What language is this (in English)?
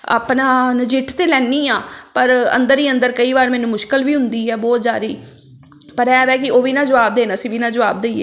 Punjabi